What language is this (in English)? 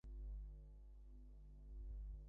Bangla